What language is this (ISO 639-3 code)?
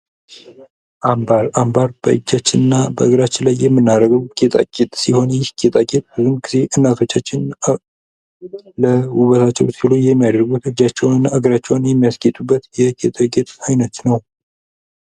amh